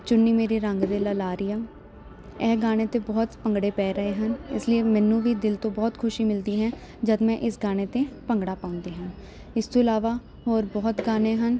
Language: Punjabi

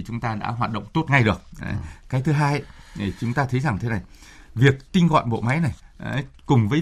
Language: Vietnamese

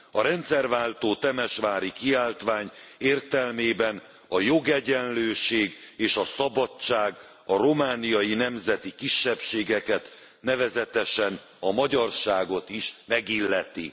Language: Hungarian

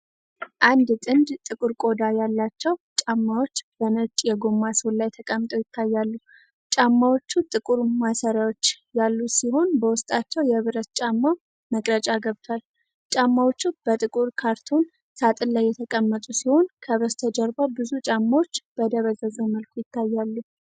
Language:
Amharic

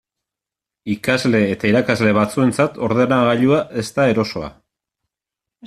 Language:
Basque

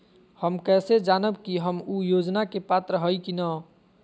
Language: Magahi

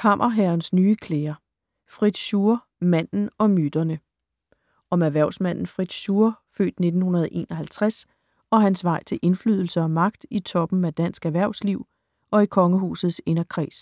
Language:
Danish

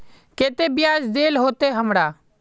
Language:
Magahi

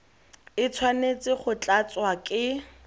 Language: Tswana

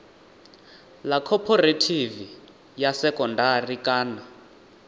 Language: Venda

